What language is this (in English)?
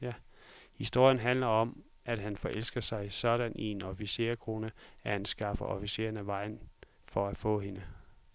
Danish